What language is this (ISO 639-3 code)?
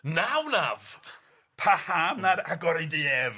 cym